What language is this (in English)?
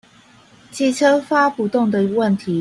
Chinese